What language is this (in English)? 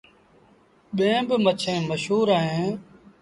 Sindhi Bhil